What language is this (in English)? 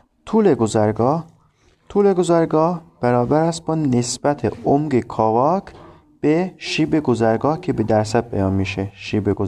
Persian